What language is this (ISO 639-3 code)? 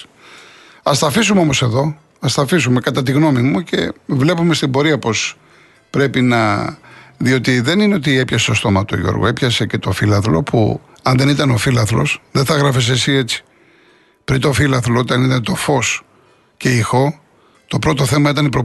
ell